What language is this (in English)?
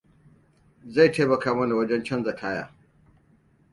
Hausa